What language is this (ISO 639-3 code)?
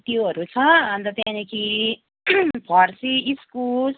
nep